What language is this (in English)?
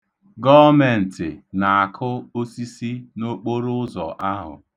Igbo